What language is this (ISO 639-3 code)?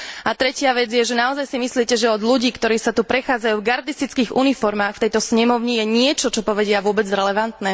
slk